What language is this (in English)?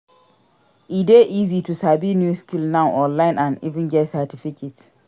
Nigerian Pidgin